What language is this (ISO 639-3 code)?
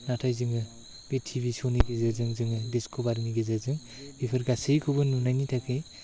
brx